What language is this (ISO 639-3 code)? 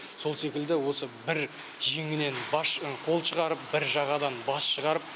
kaz